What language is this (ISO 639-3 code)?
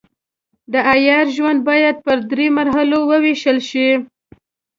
pus